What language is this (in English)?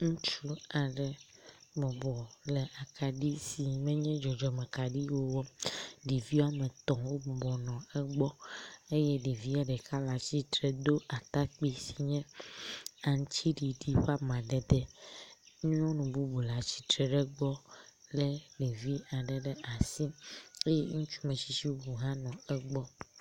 Ewe